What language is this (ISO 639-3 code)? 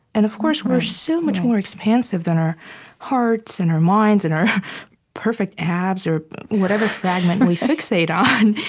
eng